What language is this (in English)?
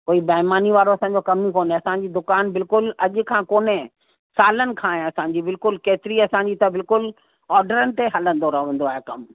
Sindhi